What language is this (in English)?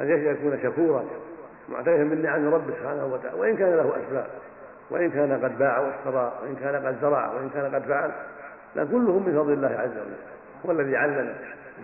Arabic